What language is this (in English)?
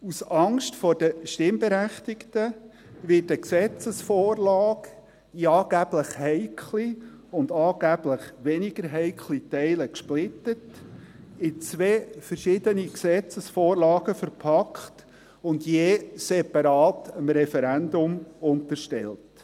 Swiss German